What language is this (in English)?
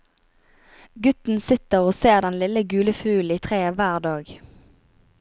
Norwegian